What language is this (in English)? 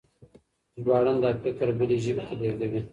Pashto